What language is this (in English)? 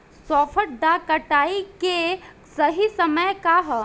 Bhojpuri